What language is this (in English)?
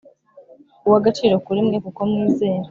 Kinyarwanda